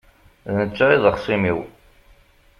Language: Kabyle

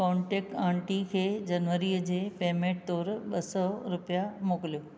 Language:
Sindhi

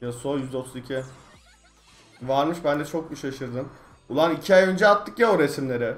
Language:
Turkish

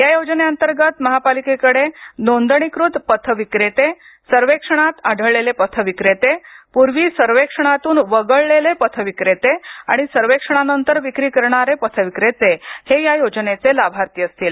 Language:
Marathi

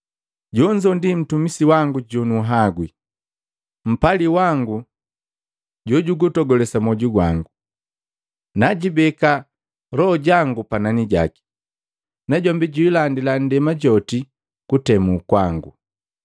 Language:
Matengo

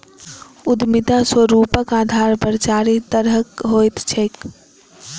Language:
Maithili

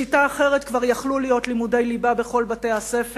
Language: Hebrew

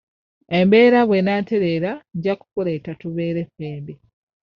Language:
Ganda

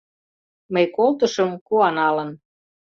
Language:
Mari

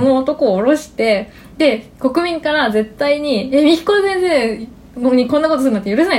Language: Japanese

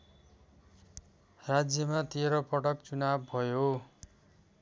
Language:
Nepali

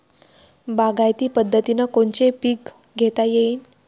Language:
Marathi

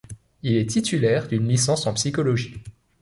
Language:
French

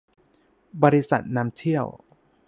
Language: Thai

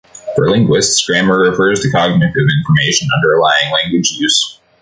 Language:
English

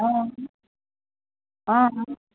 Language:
Assamese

